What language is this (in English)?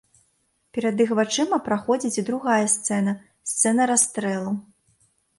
Belarusian